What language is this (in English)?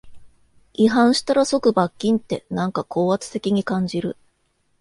Japanese